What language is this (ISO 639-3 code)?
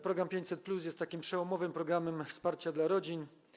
pol